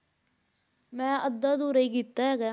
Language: Punjabi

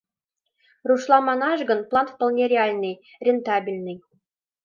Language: Mari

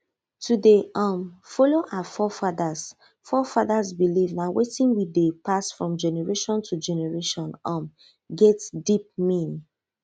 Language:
Nigerian Pidgin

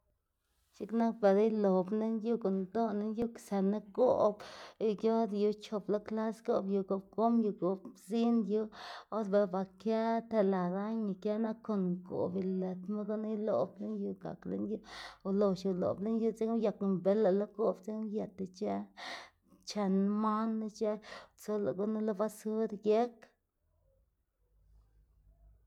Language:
Xanaguía Zapotec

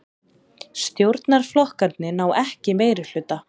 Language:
Icelandic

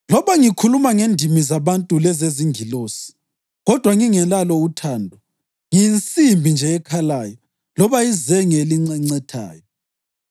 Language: North Ndebele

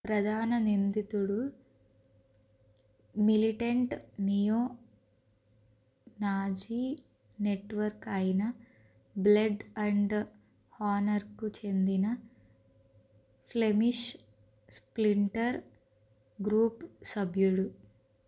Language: Telugu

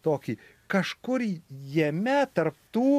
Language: Lithuanian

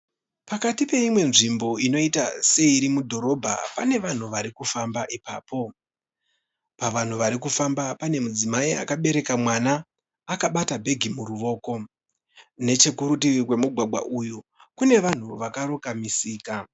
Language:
Shona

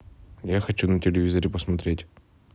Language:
Russian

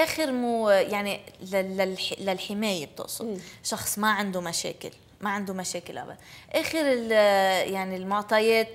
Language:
Arabic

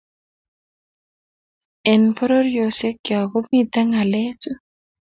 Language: Kalenjin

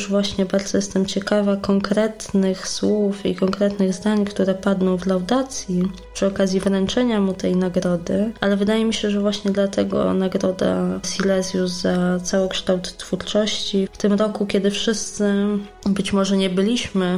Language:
Polish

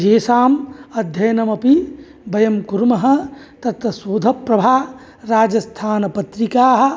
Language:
Sanskrit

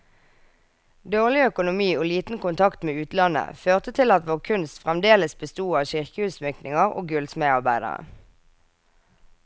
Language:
Norwegian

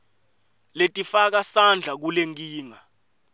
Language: Swati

